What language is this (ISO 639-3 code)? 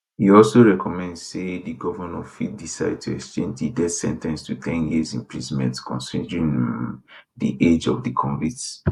pcm